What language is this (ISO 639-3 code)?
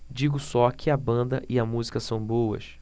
por